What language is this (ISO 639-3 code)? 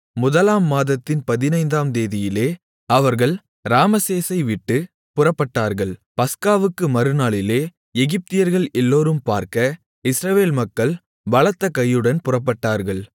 tam